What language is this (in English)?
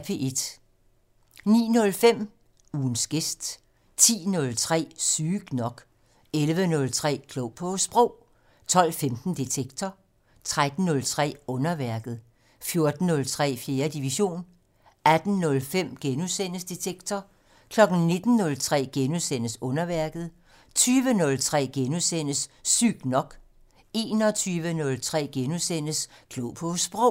Danish